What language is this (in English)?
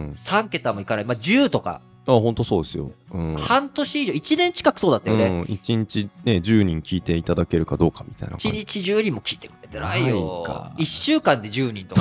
Japanese